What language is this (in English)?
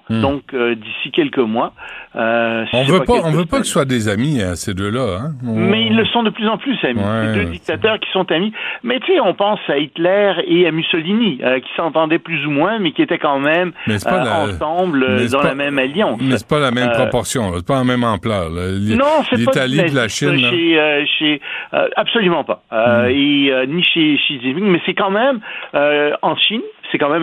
French